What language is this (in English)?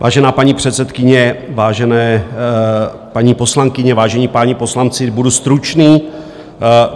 Czech